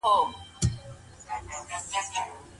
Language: Pashto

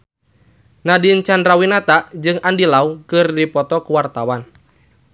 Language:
Sundanese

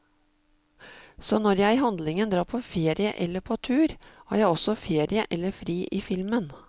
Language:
Norwegian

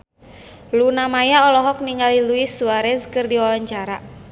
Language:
Sundanese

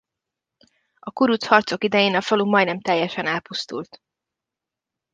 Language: Hungarian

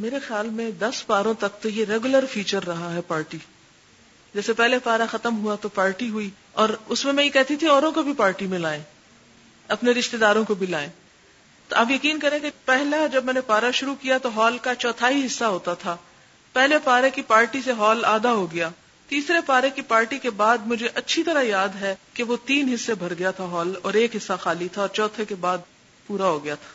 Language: Urdu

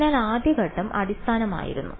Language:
Malayalam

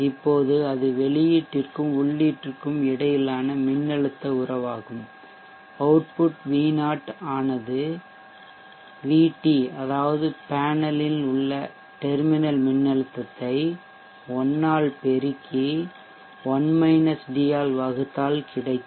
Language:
Tamil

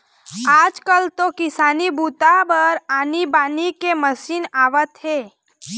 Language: Chhattisgarhi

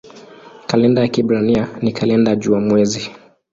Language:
Swahili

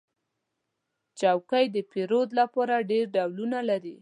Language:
Pashto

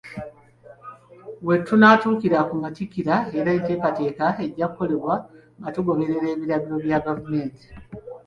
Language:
Ganda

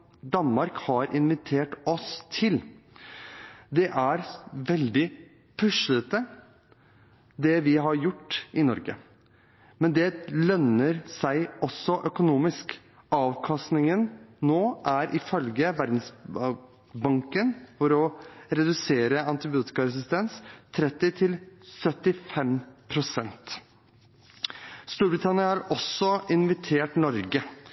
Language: Norwegian Bokmål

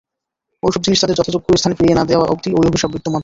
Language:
Bangla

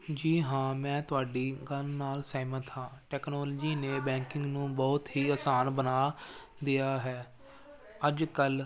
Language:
Punjabi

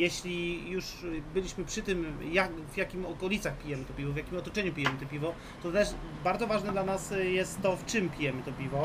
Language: Polish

